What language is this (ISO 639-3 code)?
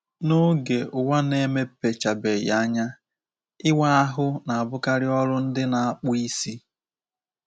ibo